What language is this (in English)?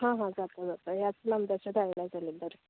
Konkani